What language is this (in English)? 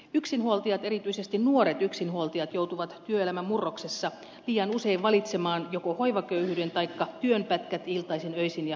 Finnish